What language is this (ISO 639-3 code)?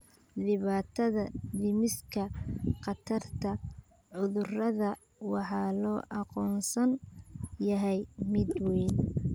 som